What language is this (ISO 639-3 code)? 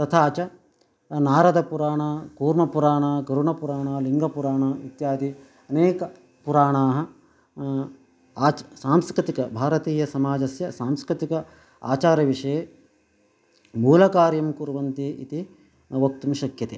san